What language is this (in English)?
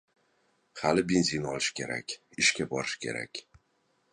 Uzbek